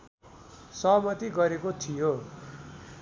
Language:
Nepali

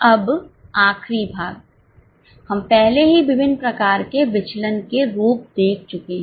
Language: Hindi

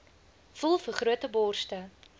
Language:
Afrikaans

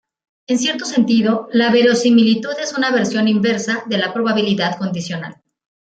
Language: Spanish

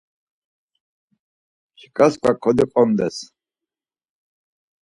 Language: Laz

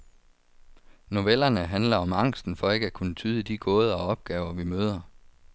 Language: Danish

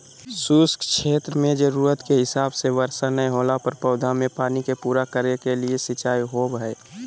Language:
Magahi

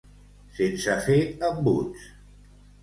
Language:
Catalan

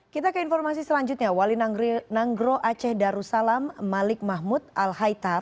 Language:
Indonesian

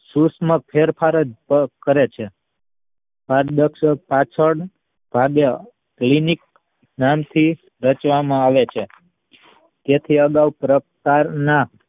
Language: Gujarati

